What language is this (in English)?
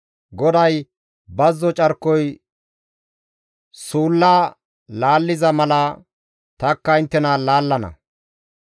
Gamo